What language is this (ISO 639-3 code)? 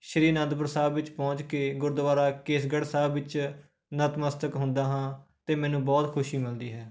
pan